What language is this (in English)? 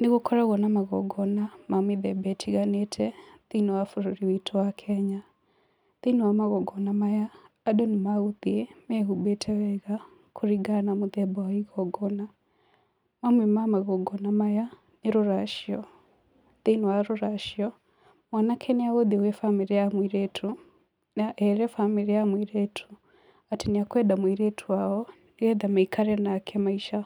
Kikuyu